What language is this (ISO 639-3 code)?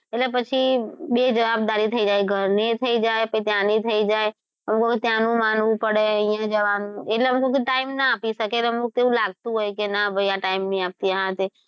guj